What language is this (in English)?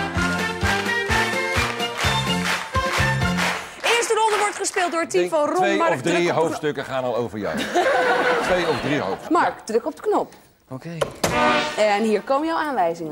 Dutch